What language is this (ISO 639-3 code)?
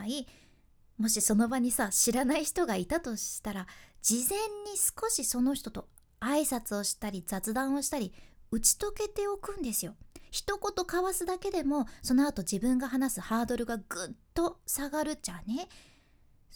jpn